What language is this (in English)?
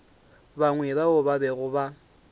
Northern Sotho